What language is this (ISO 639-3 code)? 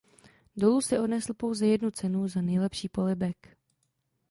ces